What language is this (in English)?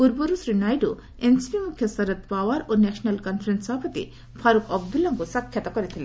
Odia